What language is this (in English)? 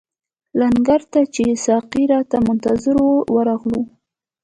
Pashto